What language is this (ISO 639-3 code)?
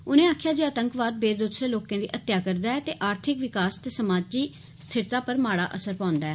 doi